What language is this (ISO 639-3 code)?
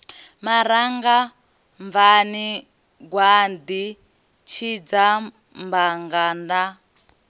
ven